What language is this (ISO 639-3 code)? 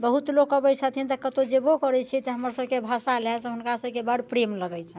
mai